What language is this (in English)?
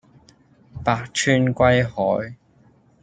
Cantonese